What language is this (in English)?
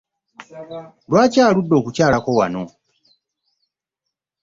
Ganda